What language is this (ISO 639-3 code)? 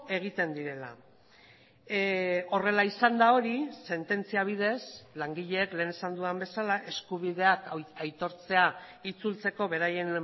eus